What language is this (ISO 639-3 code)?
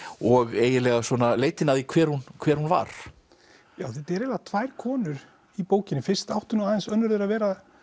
isl